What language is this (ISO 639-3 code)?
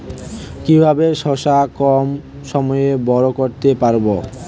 ben